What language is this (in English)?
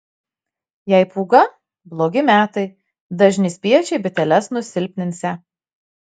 Lithuanian